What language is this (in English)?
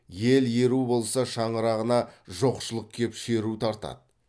Kazakh